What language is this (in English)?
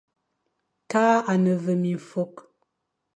Fang